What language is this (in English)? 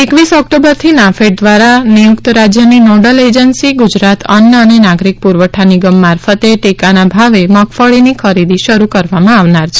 Gujarati